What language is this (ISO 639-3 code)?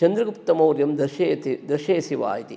san